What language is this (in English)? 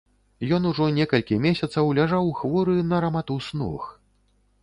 Belarusian